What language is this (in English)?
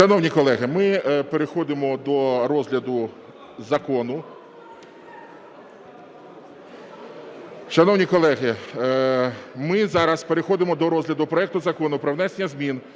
Ukrainian